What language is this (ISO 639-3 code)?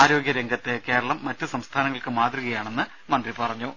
mal